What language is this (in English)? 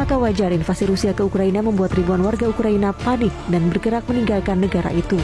Indonesian